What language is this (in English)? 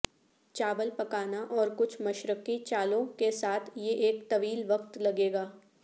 Urdu